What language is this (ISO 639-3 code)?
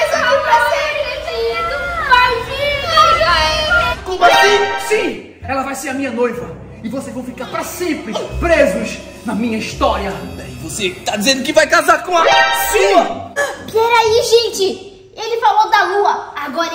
por